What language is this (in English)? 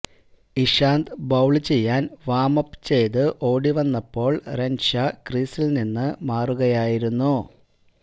Malayalam